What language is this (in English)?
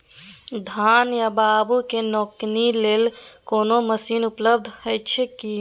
Maithili